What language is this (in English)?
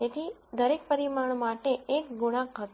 Gujarati